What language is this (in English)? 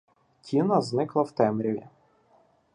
Ukrainian